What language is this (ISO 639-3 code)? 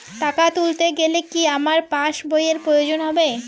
ben